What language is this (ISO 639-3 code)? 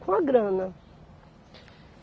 por